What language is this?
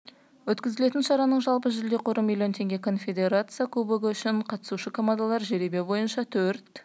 Kazakh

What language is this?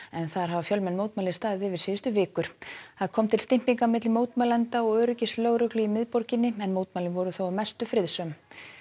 Icelandic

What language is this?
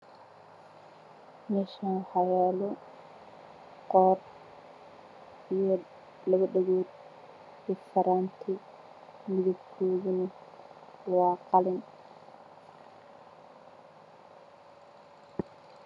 Somali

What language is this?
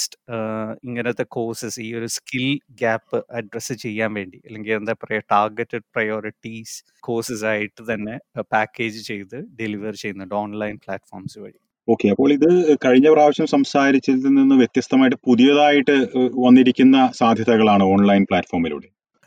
Malayalam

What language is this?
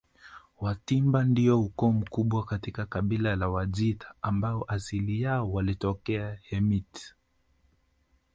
Swahili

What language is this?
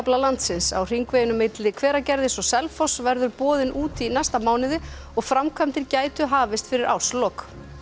Icelandic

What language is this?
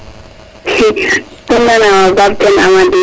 Serer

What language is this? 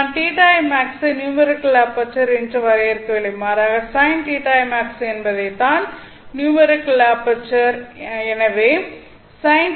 Tamil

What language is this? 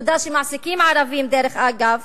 Hebrew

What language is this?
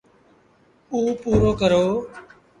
Sindhi Bhil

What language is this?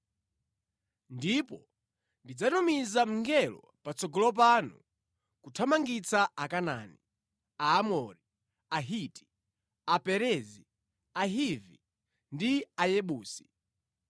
Nyanja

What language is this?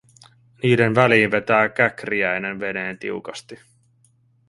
Finnish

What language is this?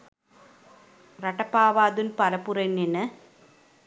Sinhala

